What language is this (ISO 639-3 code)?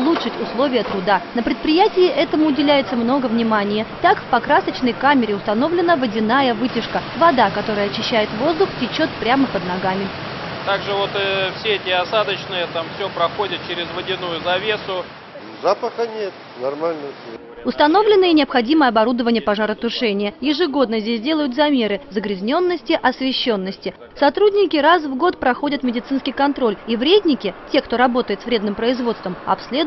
rus